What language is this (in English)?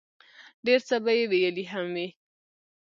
Pashto